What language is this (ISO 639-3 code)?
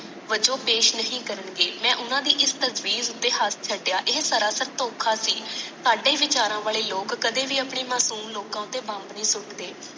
pan